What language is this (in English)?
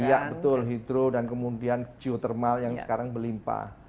Indonesian